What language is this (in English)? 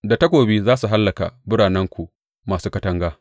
Hausa